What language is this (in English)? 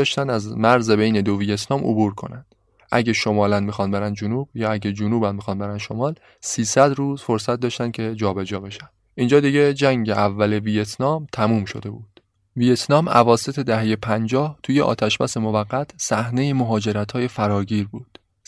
Persian